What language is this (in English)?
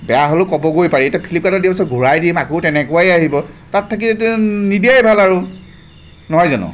Assamese